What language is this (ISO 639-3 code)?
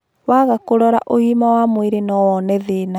kik